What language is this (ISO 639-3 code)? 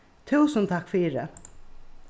fao